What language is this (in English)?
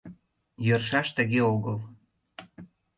Mari